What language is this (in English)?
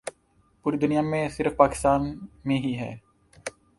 Urdu